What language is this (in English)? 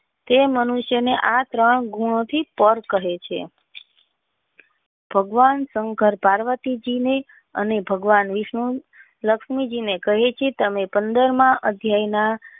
Gujarati